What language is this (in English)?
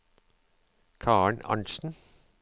Norwegian